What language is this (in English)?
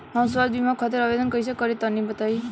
Bhojpuri